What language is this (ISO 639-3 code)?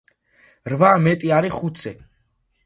kat